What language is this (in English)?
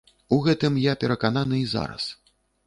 Belarusian